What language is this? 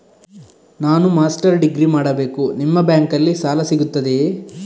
Kannada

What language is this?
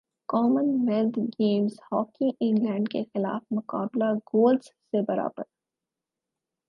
Urdu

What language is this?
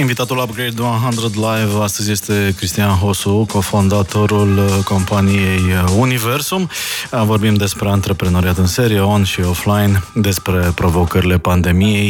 Romanian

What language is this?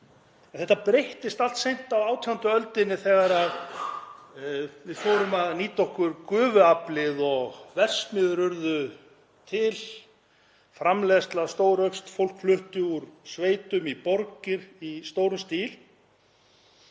Icelandic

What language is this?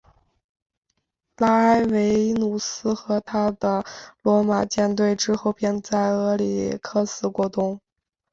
Chinese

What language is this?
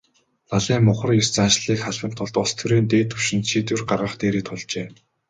Mongolian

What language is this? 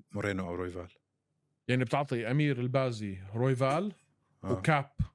Arabic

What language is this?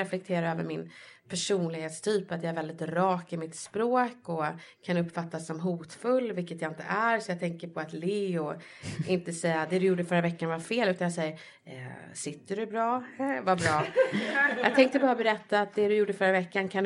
Swedish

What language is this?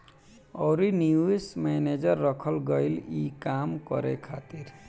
Bhojpuri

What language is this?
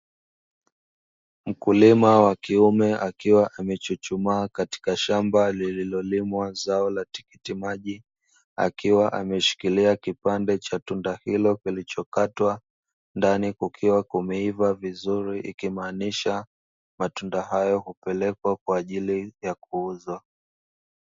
Swahili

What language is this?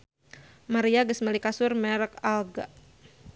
Sundanese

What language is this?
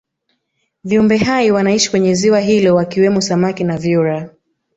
Swahili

